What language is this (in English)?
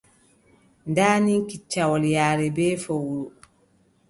Adamawa Fulfulde